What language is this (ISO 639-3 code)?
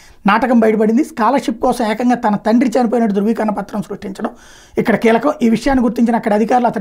tel